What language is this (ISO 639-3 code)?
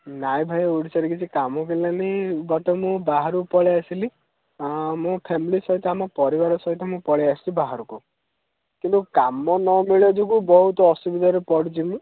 ori